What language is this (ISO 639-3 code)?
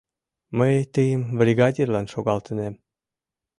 chm